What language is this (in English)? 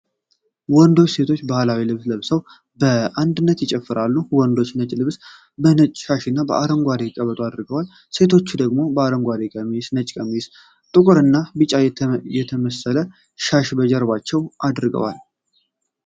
Amharic